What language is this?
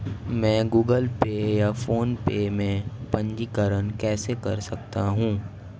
Hindi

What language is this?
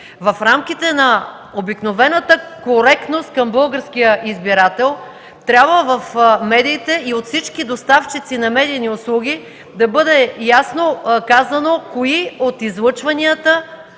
Bulgarian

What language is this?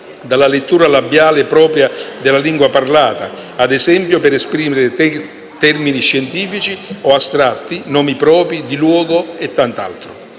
Italian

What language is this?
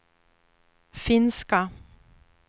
Swedish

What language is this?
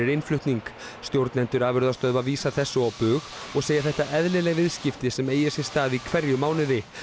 Icelandic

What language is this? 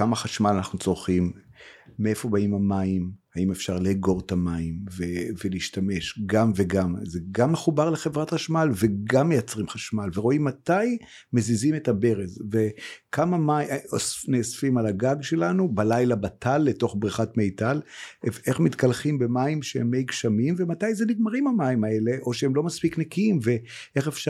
Hebrew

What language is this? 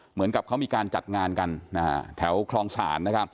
Thai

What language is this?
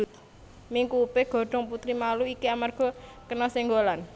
Javanese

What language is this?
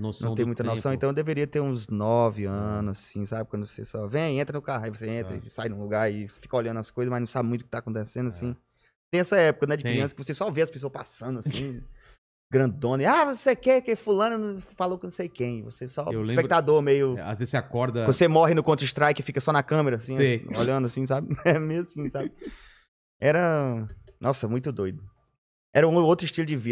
Portuguese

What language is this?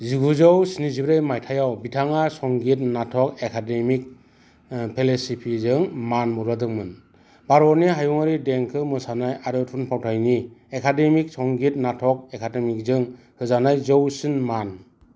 Bodo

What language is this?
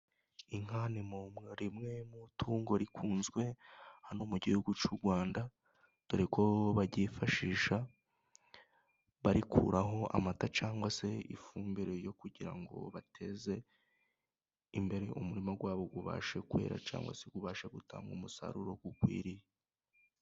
Kinyarwanda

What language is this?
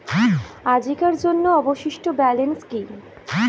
Bangla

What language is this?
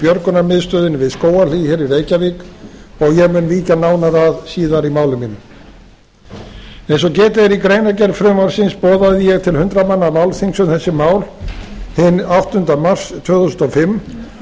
Icelandic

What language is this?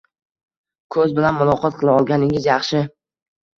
Uzbek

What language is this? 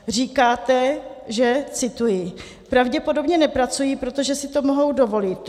Czech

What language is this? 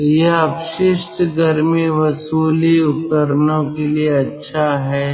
Hindi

